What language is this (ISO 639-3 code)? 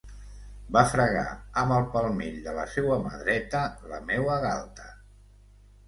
cat